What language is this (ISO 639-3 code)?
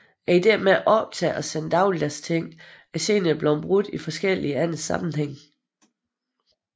dan